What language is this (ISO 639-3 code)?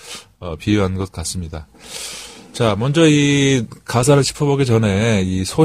kor